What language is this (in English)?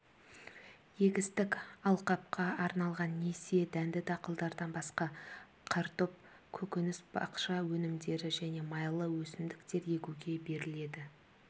Kazakh